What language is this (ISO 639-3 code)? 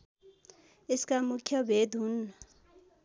nep